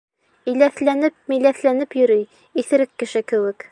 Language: Bashkir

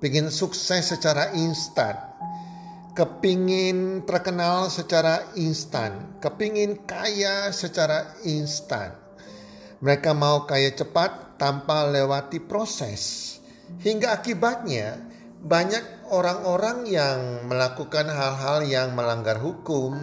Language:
Indonesian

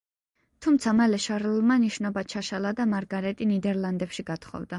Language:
Georgian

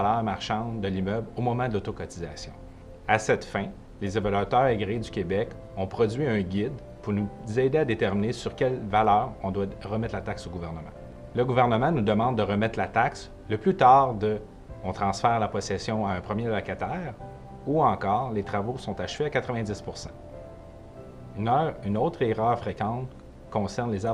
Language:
French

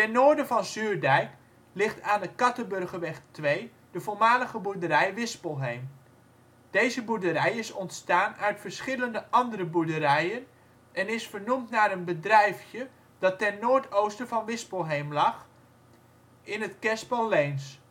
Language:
Dutch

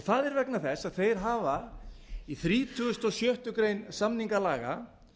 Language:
Icelandic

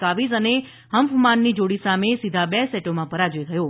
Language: Gujarati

